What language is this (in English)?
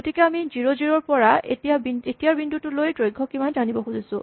Assamese